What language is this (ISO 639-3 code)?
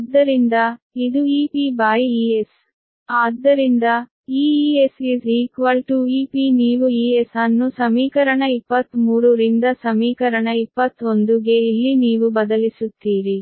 kan